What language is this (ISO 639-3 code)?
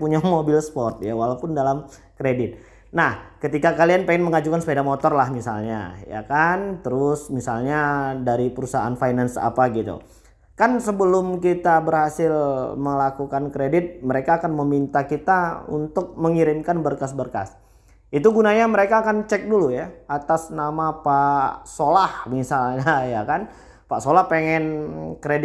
ind